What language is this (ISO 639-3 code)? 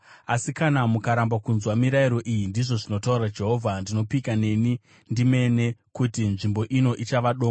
sna